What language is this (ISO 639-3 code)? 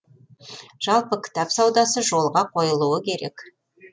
kaz